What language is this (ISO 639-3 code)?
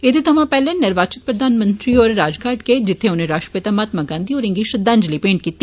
doi